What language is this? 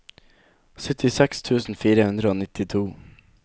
Norwegian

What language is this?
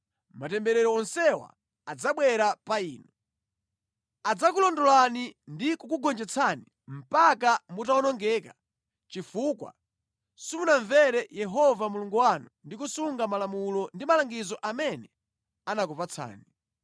Nyanja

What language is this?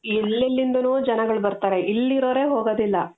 Kannada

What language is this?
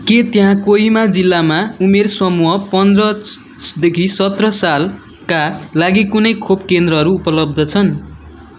Nepali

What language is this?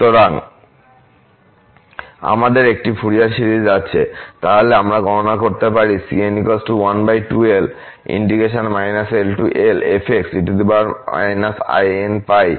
Bangla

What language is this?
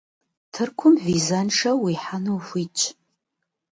Kabardian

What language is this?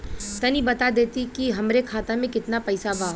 Bhojpuri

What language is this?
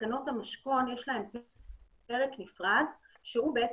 Hebrew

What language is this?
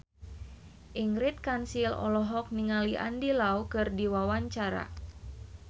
Sundanese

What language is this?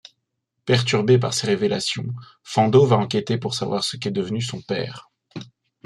French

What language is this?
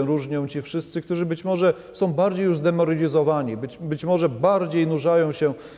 Polish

